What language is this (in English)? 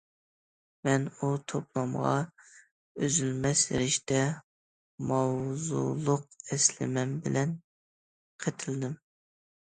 Uyghur